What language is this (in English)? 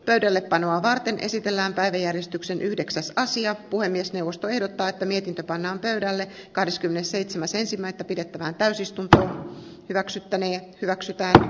Finnish